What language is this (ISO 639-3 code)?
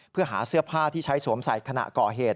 tha